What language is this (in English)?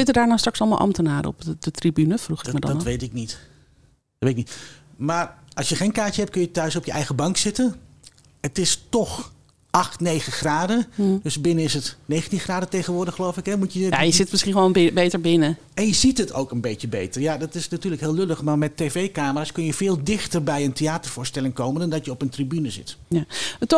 Dutch